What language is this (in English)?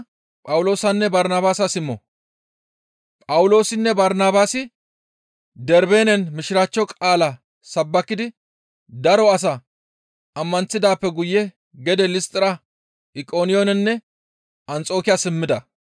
Gamo